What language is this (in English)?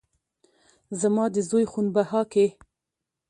Pashto